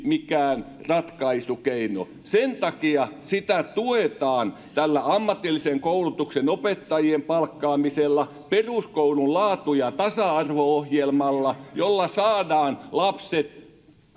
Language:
Finnish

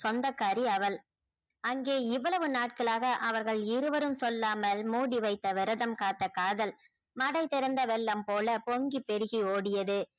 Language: Tamil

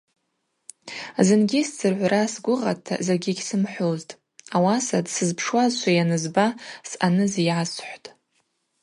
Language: Abaza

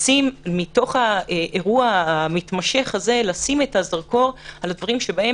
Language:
Hebrew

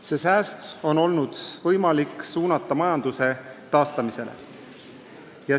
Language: Estonian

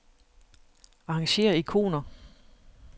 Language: Danish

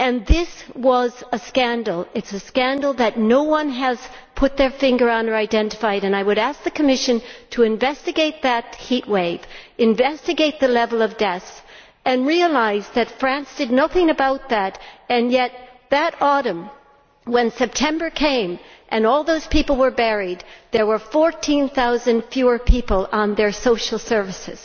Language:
English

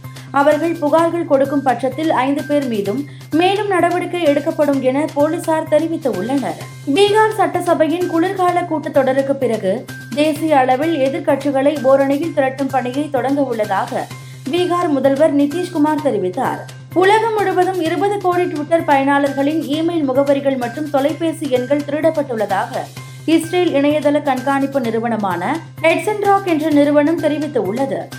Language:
Tamil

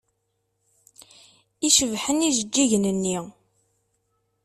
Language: Kabyle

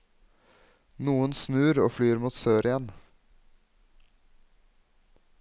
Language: Norwegian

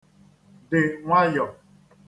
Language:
Igbo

